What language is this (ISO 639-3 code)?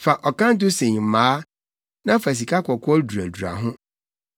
aka